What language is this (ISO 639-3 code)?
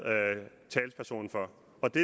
dan